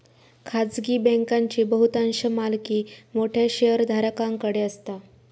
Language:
Marathi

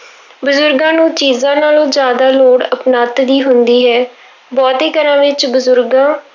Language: Punjabi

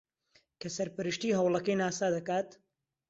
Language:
Central Kurdish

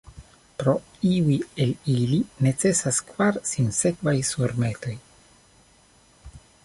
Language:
Esperanto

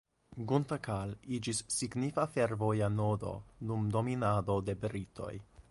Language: Esperanto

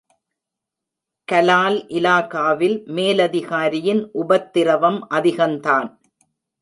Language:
Tamil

